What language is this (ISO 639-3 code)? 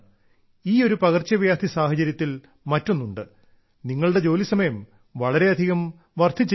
mal